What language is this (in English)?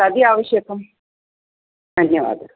Sanskrit